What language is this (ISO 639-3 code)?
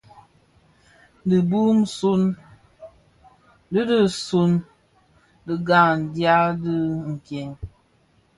ksf